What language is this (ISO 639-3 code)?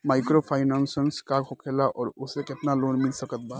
bho